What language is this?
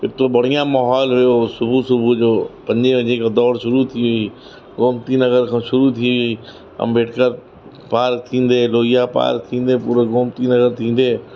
Sindhi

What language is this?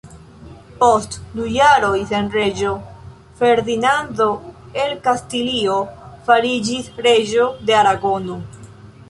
Esperanto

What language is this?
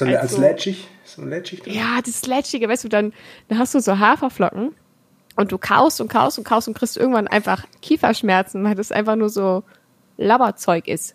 German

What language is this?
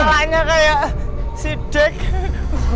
Indonesian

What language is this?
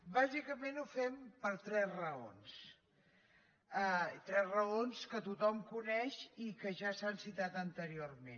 Catalan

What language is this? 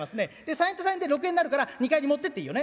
Japanese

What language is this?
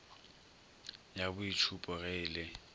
Northern Sotho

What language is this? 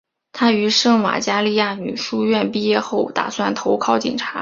Chinese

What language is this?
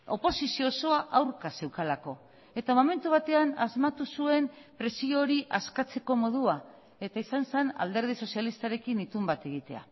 Basque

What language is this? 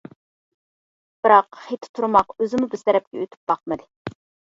Uyghur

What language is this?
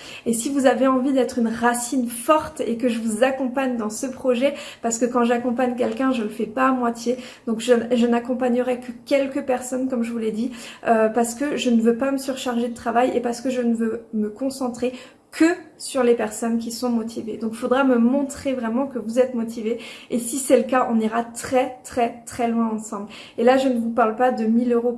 French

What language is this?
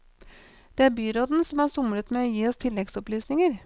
Norwegian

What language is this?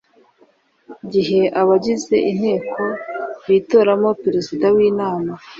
Kinyarwanda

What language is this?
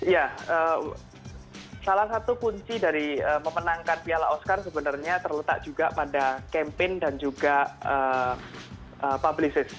Indonesian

